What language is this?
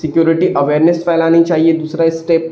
Urdu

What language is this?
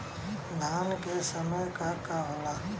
Bhojpuri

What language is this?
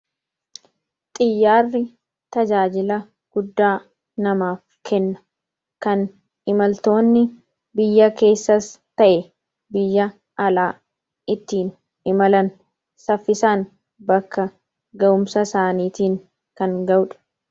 Oromo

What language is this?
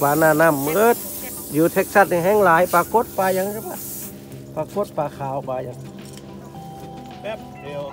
Thai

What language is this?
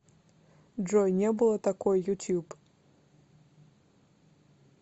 Russian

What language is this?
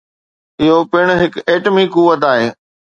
Sindhi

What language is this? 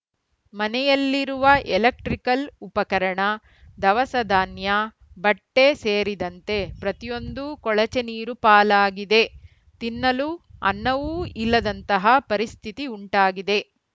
Kannada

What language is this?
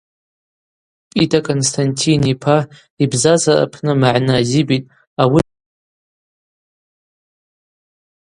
Abaza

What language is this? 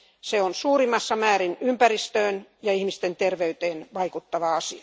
Finnish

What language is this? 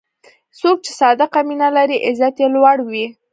Pashto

